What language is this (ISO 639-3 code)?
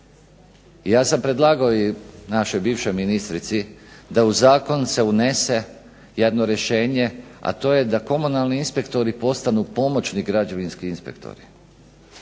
hrv